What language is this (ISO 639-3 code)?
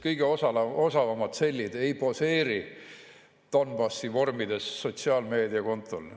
est